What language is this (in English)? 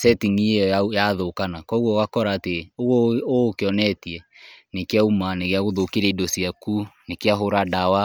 Kikuyu